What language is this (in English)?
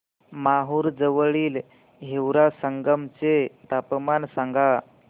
Marathi